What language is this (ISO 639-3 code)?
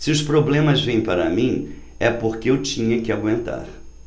por